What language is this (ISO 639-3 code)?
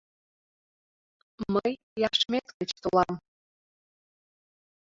chm